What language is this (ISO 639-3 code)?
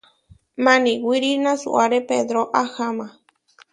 var